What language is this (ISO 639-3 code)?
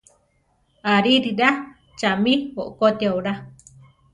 tar